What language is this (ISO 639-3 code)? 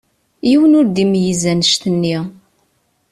kab